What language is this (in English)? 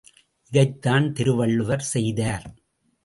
Tamil